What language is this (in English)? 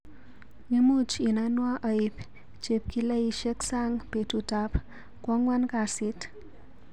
Kalenjin